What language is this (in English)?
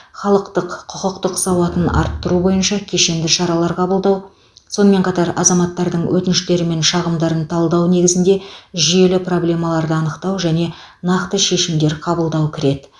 Kazakh